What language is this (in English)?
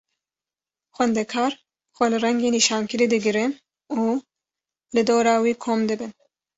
Kurdish